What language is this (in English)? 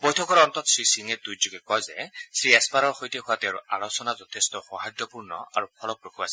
Assamese